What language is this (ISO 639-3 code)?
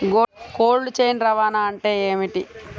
tel